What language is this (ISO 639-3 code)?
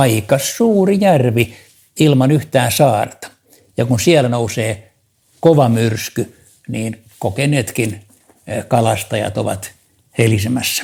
fin